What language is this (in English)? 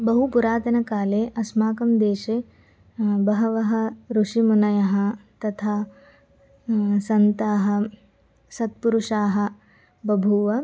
Sanskrit